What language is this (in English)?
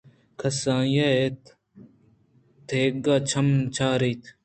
Eastern Balochi